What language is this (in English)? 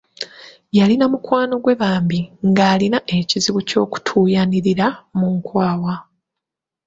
Ganda